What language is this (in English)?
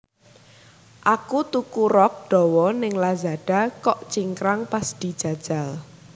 Javanese